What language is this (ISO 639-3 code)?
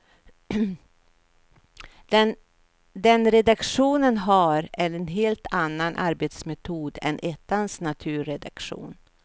swe